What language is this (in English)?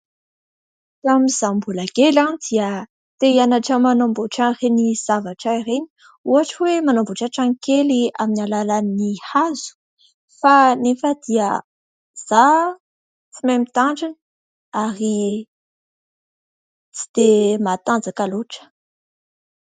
Malagasy